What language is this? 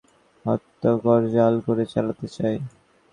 Bangla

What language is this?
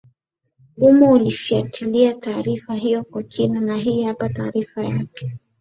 Swahili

